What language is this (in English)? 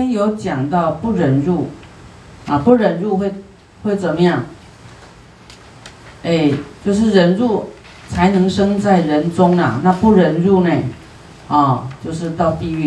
Chinese